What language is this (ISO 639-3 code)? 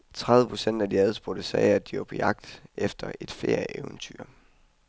dan